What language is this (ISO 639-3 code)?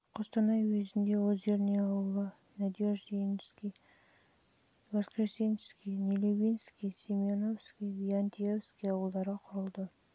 kaz